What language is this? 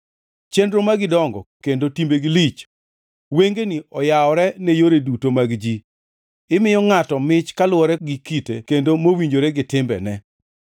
Luo (Kenya and Tanzania)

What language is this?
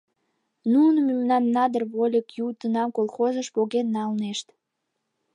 Mari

